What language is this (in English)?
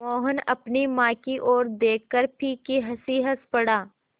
Hindi